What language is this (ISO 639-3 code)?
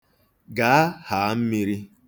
ibo